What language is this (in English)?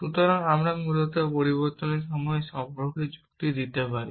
Bangla